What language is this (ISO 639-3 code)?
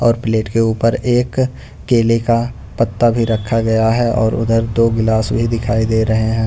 hin